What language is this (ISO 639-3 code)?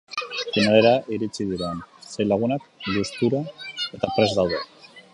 eus